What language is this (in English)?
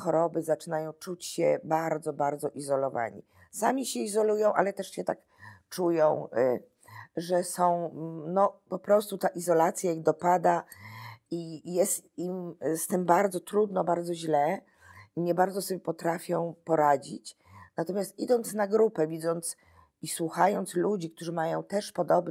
Polish